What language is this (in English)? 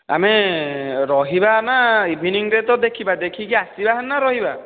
Odia